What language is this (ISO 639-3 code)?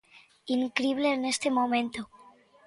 glg